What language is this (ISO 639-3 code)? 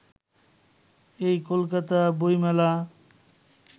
ben